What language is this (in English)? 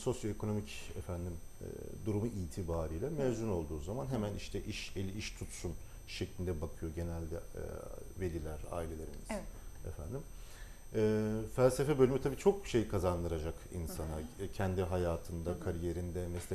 Turkish